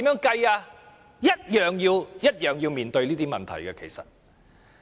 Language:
Cantonese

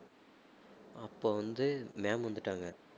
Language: Tamil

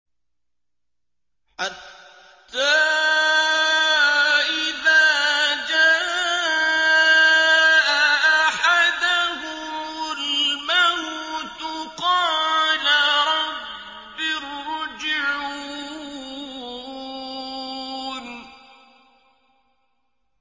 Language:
Arabic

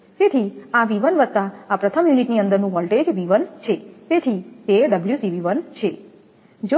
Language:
Gujarati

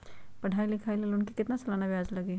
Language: Magahi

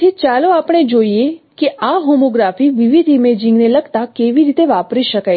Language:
Gujarati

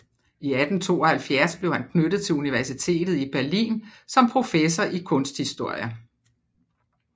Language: Danish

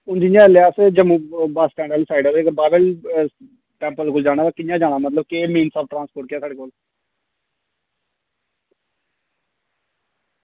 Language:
Dogri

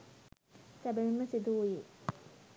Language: Sinhala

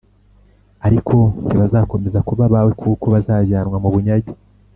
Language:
Kinyarwanda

